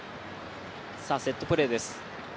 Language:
Japanese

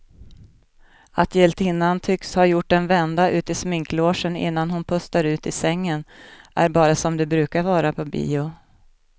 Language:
Swedish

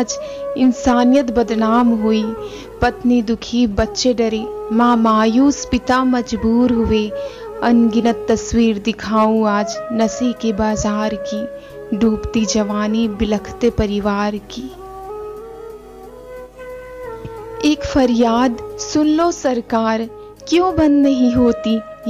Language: Hindi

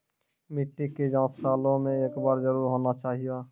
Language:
Maithili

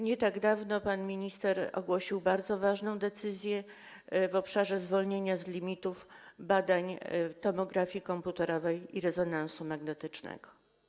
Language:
Polish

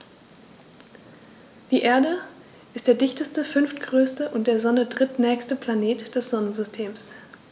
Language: German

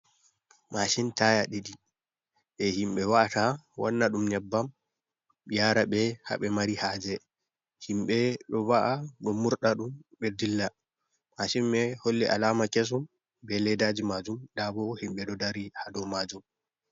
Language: Fula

